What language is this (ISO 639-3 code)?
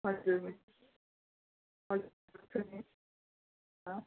nep